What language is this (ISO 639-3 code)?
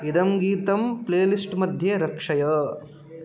san